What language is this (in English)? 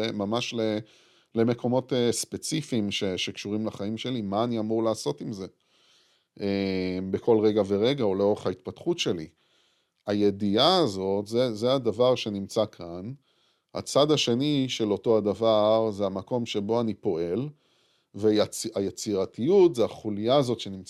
Hebrew